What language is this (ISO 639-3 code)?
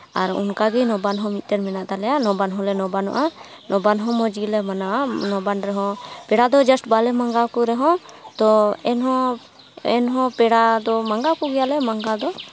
sat